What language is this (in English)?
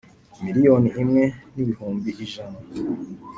Kinyarwanda